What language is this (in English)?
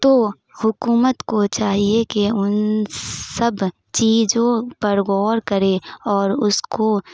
Urdu